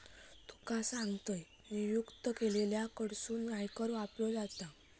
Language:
Marathi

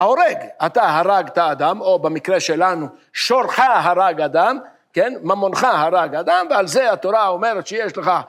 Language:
Hebrew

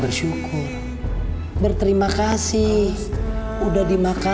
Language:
Indonesian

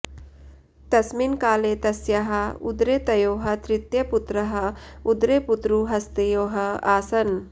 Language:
Sanskrit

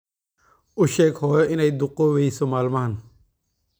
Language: Somali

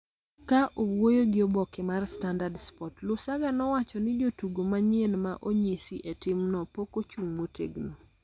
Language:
Luo (Kenya and Tanzania)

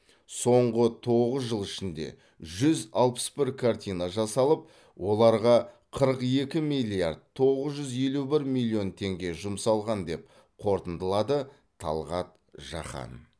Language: Kazakh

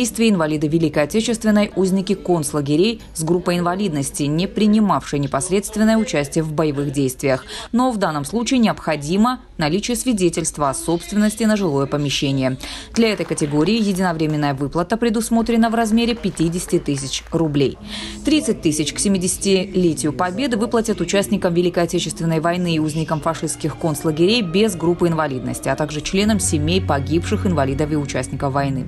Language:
Russian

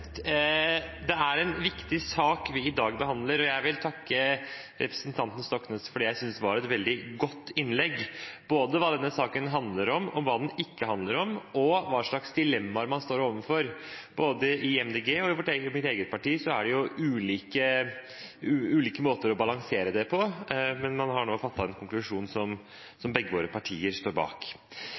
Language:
Norwegian Bokmål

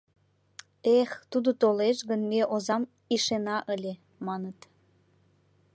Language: Mari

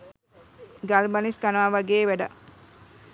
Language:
Sinhala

